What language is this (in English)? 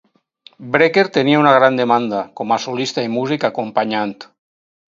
Catalan